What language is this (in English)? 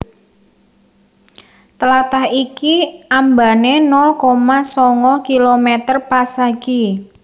Javanese